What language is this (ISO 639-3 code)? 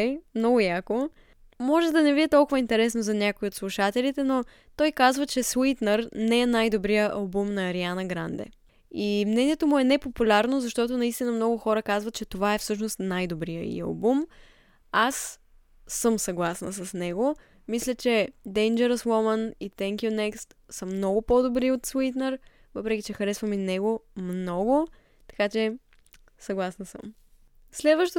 bul